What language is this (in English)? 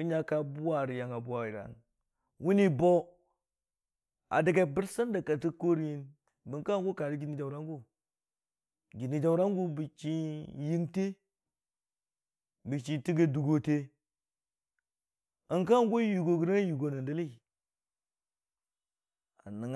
Dijim-Bwilim